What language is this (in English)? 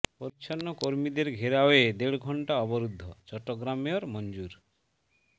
Bangla